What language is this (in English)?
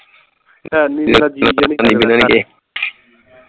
Punjabi